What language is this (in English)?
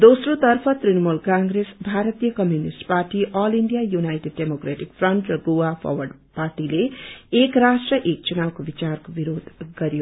Nepali